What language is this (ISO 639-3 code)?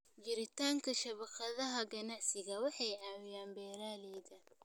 som